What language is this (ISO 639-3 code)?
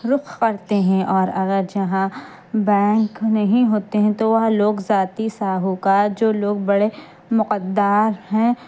urd